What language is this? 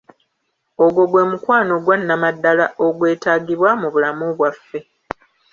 Ganda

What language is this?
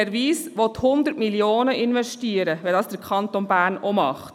Swiss German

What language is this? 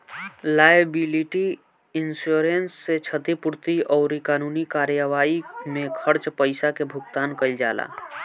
Bhojpuri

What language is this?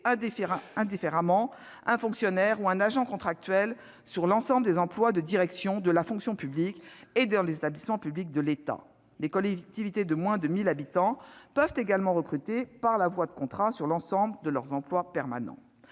French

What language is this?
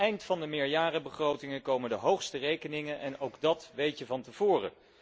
Dutch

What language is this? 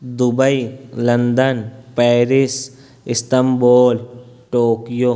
Urdu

